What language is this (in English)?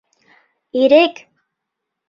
Bashkir